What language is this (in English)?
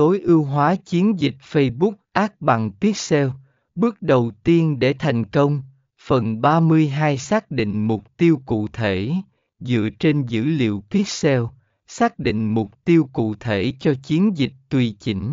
Vietnamese